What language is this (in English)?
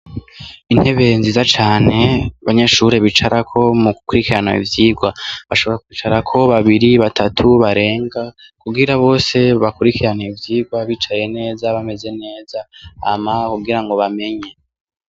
Rundi